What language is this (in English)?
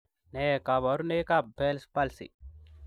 Kalenjin